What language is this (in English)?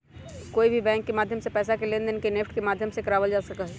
Magahi